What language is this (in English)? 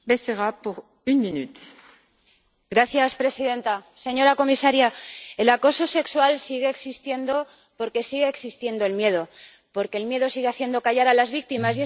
Spanish